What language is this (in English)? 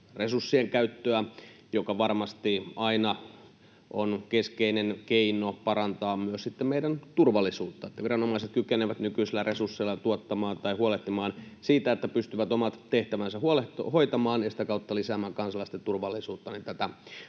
Finnish